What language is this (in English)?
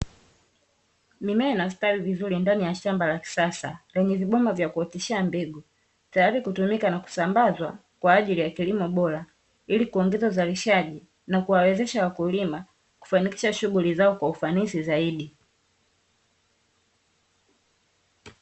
Swahili